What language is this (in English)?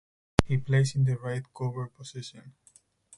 English